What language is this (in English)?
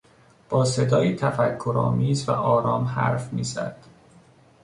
Persian